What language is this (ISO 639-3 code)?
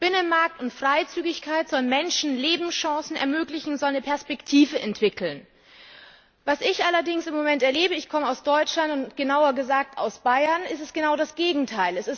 deu